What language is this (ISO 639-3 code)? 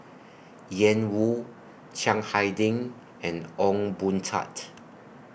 eng